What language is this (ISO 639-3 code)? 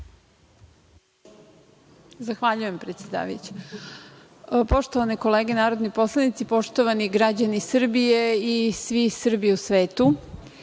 srp